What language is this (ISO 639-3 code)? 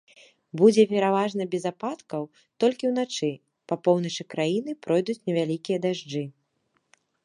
bel